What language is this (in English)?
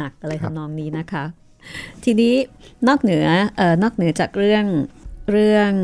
Thai